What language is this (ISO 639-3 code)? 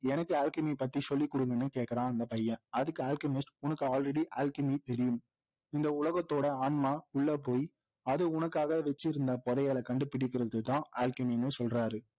tam